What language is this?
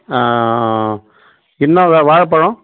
Tamil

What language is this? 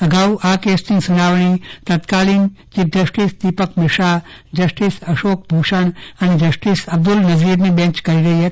Gujarati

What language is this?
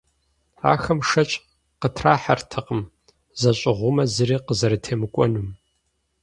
Kabardian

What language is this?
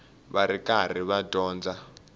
Tsonga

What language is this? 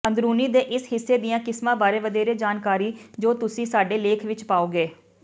Punjabi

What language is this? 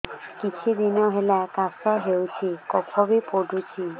Odia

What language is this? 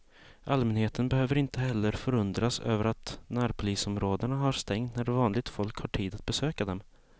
Swedish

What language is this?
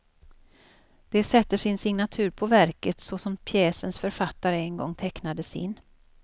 Swedish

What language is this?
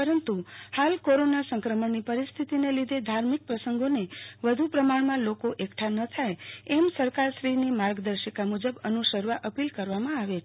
Gujarati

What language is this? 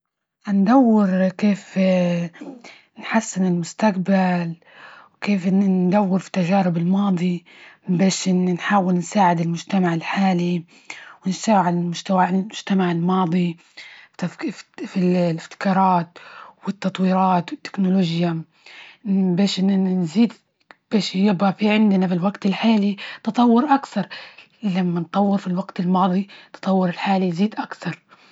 Libyan Arabic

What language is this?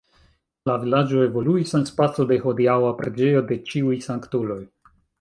Esperanto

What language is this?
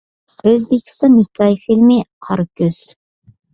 Uyghur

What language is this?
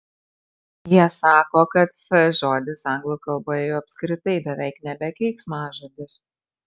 Lithuanian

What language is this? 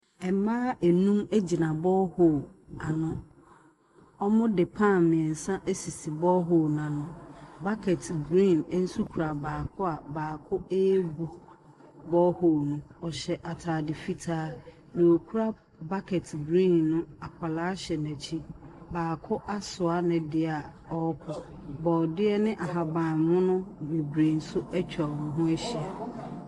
Akan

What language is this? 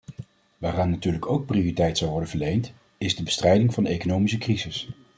Dutch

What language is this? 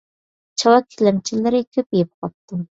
Uyghur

